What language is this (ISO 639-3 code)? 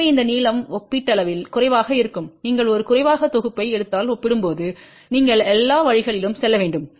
tam